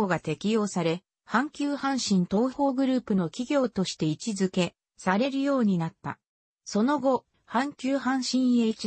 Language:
Japanese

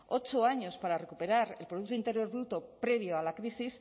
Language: Spanish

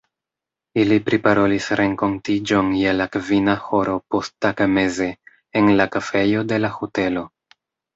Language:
Esperanto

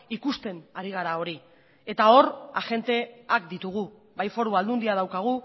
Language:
Basque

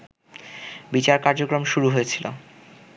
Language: Bangla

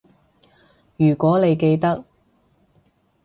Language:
Cantonese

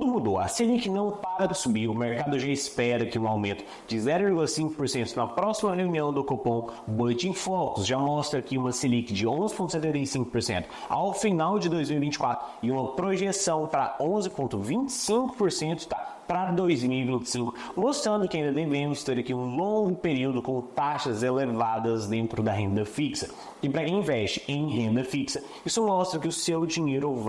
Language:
Portuguese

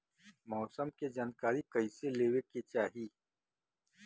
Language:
Bhojpuri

